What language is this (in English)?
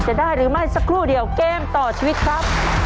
Thai